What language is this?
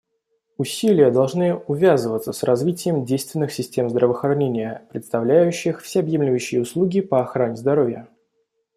Russian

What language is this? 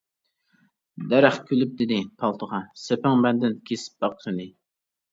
Uyghur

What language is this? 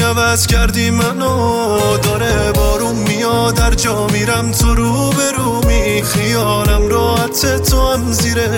Persian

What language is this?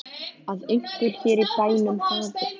Icelandic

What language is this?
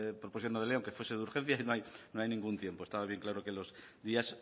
Spanish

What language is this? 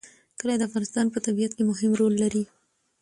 Pashto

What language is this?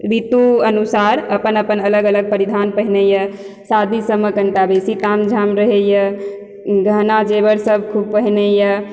Maithili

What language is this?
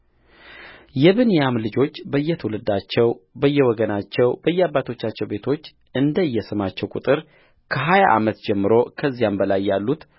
Amharic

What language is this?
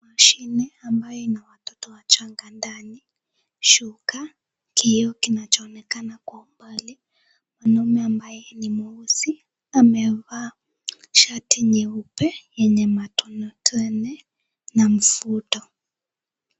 Swahili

